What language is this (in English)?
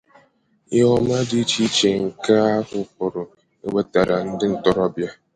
Igbo